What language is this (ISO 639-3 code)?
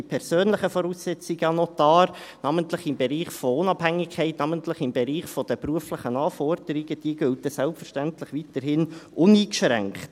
gsw